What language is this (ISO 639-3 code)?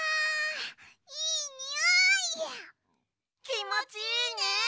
jpn